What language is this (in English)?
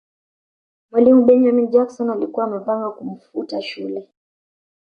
Swahili